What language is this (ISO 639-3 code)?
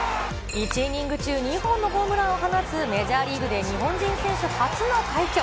jpn